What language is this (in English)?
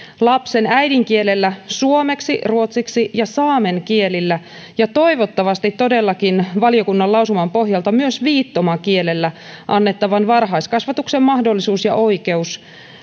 Finnish